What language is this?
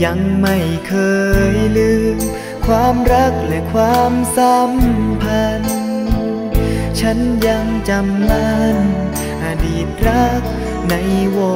Thai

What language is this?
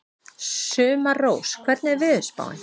Icelandic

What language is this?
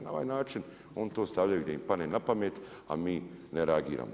Croatian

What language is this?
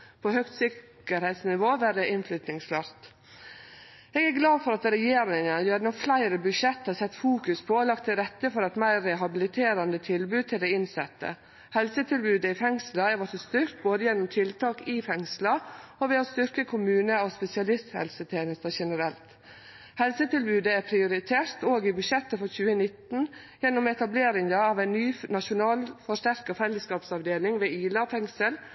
Norwegian Nynorsk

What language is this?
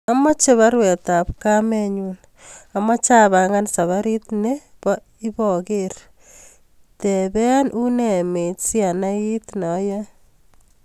Kalenjin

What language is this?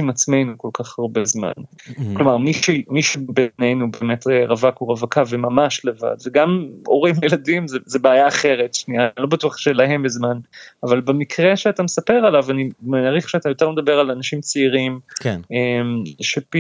Hebrew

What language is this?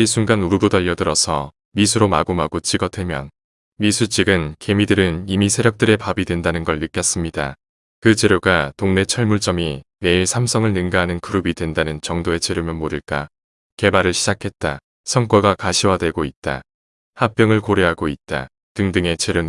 Korean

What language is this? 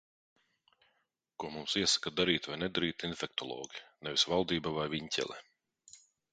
Latvian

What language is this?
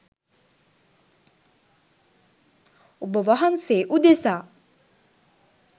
Sinhala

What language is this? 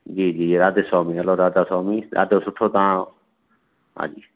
Sindhi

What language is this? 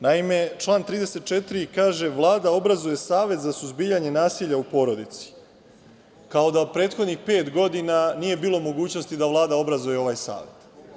Serbian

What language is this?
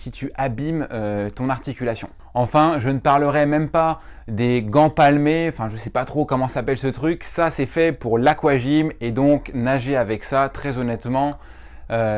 French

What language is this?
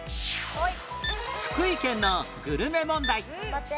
Japanese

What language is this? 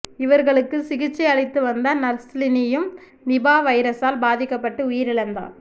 Tamil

